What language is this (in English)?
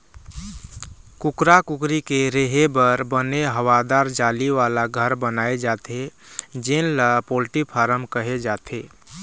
Chhattisgarhi